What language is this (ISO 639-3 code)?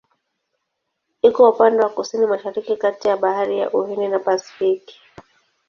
swa